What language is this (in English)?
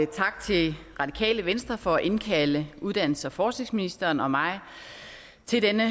Danish